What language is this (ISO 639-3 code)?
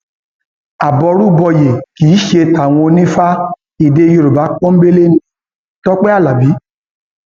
yor